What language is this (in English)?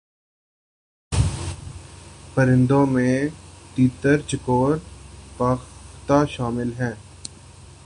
Urdu